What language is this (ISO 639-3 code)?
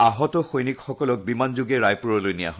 asm